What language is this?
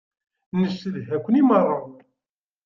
Kabyle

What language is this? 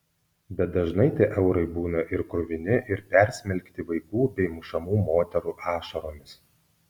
Lithuanian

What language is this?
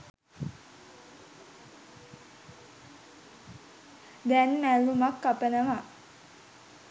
Sinhala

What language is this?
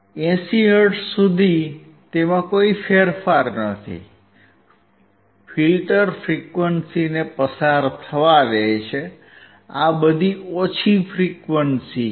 Gujarati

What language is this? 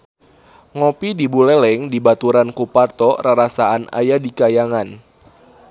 Sundanese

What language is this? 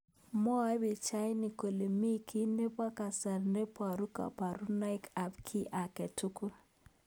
Kalenjin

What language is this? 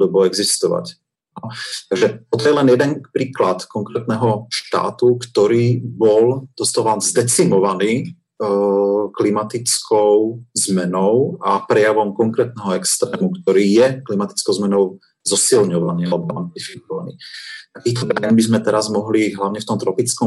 Slovak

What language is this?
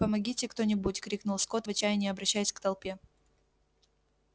Russian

